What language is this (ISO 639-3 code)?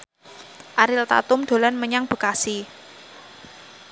jav